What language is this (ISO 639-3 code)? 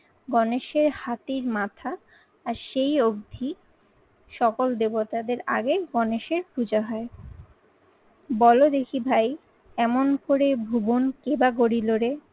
ben